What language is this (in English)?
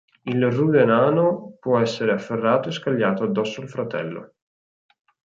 Italian